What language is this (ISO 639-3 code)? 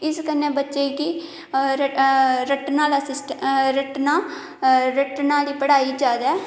doi